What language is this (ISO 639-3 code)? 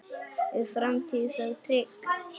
isl